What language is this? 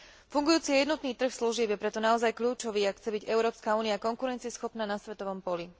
Slovak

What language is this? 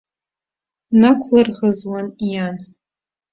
Abkhazian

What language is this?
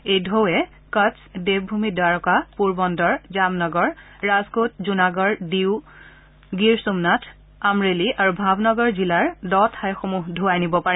Assamese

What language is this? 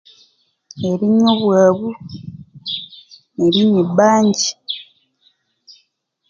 Konzo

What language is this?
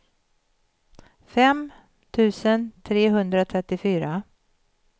Swedish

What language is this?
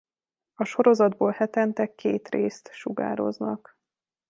Hungarian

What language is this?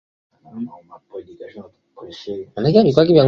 Swahili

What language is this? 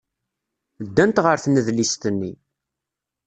Kabyle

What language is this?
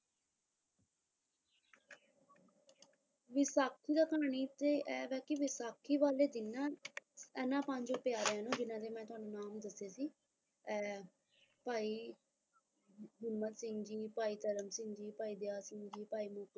Punjabi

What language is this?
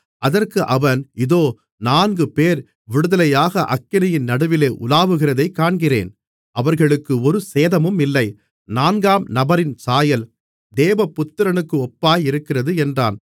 Tamil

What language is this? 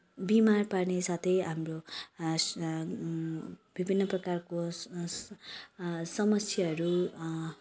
Nepali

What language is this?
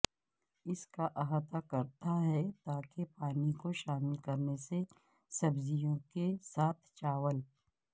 Urdu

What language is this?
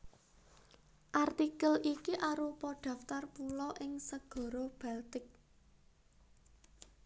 Javanese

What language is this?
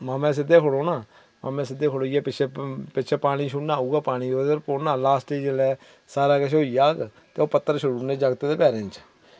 Dogri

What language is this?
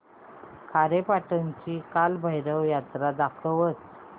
Marathi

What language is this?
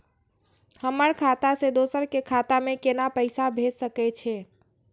Maithili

